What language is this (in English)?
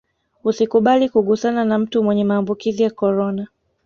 Swahili